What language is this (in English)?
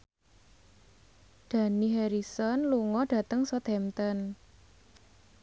Javanese